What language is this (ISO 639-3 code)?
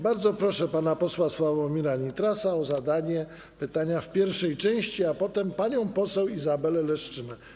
pol